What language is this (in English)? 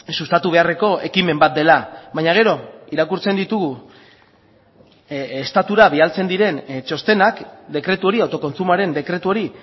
Basque